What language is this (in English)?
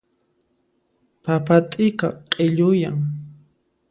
Puno Quechua